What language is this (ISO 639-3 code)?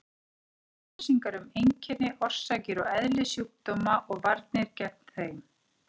isl